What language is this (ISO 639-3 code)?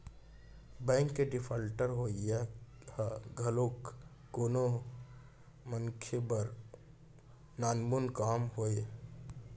hne